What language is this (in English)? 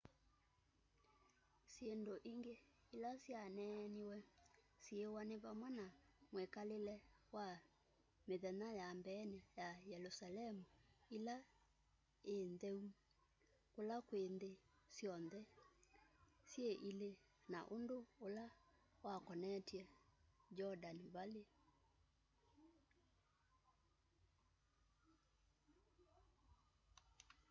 Kamba